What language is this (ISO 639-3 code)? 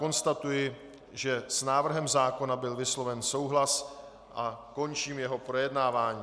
ces